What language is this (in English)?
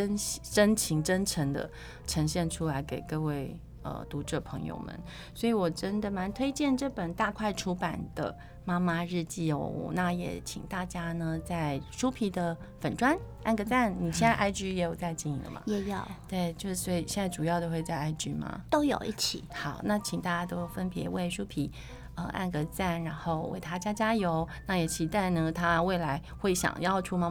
Chinese